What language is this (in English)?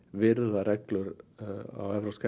Icelandic